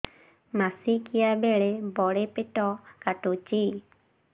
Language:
Odia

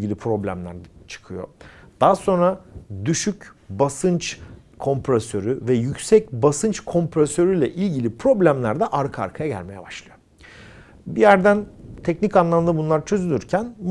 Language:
Turkish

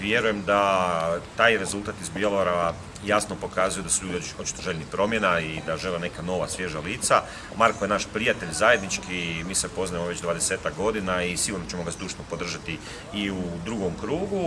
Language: Croatian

